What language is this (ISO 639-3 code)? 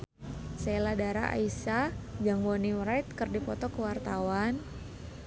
sun